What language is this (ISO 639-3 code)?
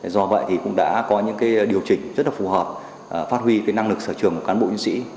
vie